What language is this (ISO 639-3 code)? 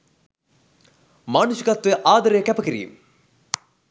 sin